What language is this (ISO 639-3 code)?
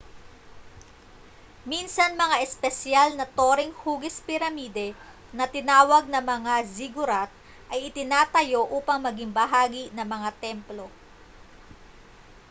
fil